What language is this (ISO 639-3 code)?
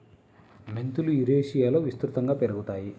tel